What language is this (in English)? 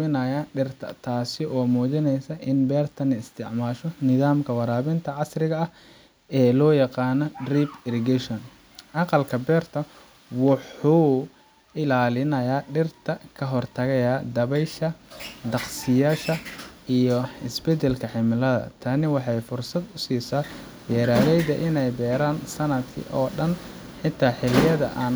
Somali